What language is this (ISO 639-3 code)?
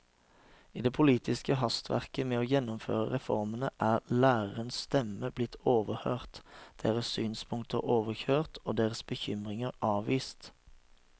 nor